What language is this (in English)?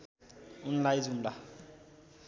Nepali